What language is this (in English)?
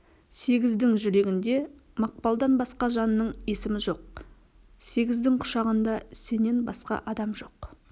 Kazakh